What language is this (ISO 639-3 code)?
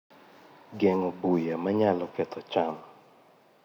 luo